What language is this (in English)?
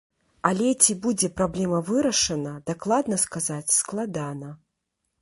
Belarusian